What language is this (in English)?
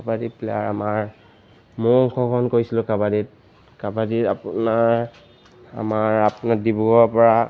Assamese